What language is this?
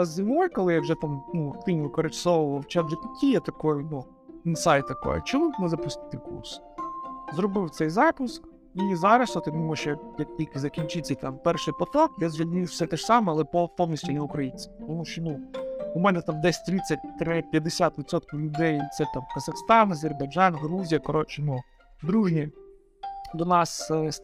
Ukrainian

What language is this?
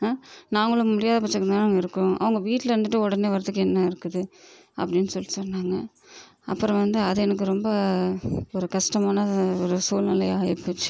Tamil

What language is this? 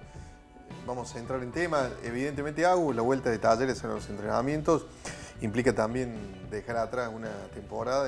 Spanish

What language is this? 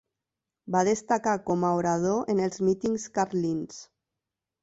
Catalan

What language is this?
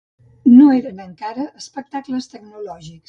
Catalan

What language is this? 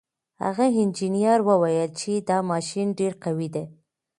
Pashto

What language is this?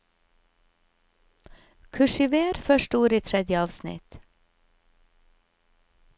Norwegian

